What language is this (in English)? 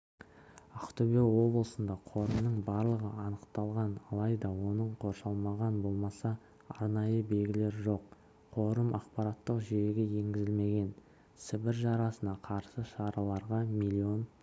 Kazakh